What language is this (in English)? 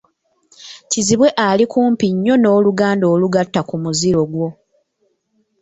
Ganda